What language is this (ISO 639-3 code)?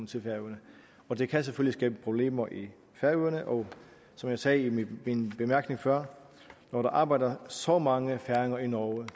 dan